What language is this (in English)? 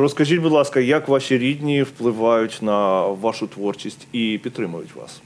Ukrainian